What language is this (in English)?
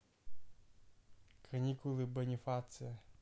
Russian